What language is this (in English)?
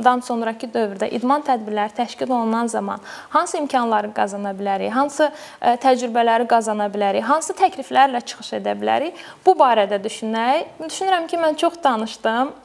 Turkish